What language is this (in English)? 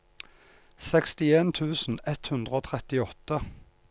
Norwegian